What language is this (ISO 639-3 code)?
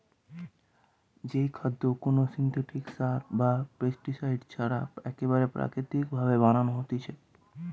ben